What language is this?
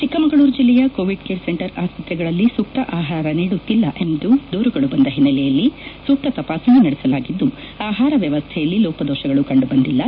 Kannada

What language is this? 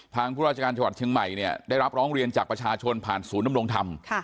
Thai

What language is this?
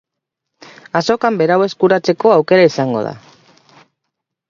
Basque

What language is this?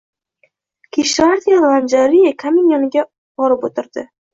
Uzbek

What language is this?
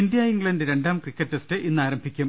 Malayalam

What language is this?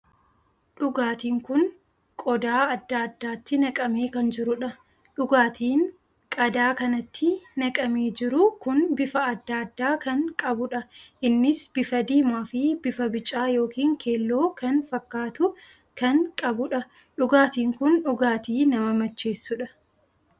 Oromo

